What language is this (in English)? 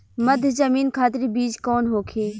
Bhojpuri